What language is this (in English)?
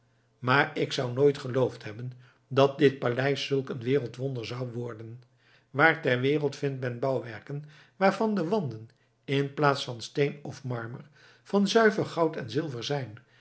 Dutch